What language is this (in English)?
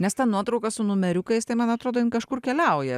Lithuanian